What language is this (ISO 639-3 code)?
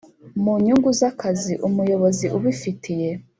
kin